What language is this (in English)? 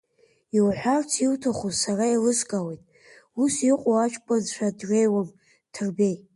Abkhazian